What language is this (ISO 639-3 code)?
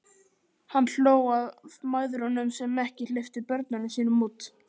isl